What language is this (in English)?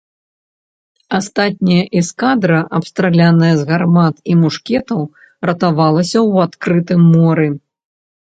Belarusian